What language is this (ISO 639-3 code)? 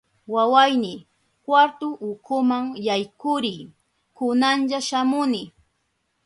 qup